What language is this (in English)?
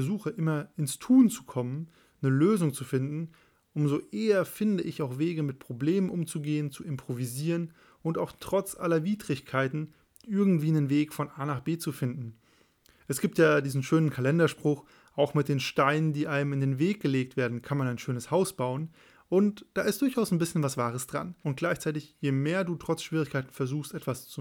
German